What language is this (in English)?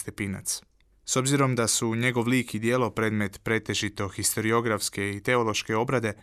Croatian